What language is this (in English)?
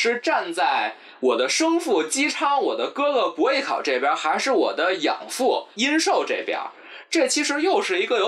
Chinese